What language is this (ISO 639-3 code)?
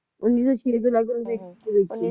pan